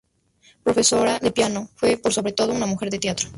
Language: Spanish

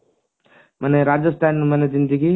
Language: Odia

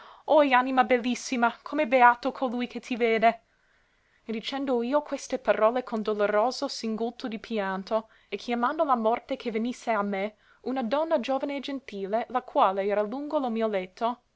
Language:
Italian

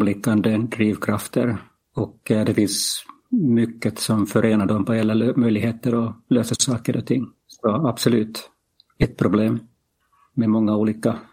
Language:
Swedish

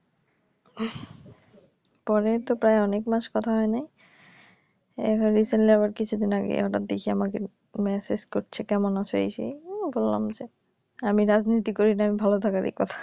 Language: Bangla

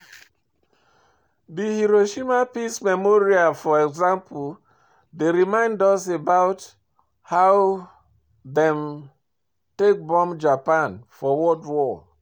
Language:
Nigerian Pidgin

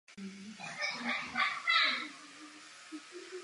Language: Czech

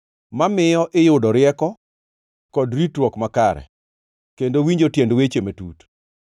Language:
Luo (Kenya and Tanzania)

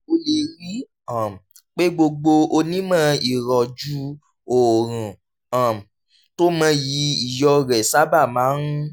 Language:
Yoruba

